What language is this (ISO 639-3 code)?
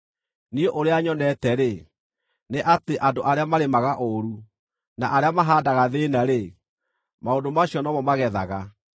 kik